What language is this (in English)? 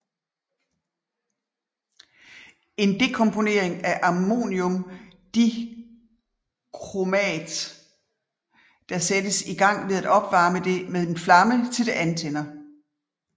Danish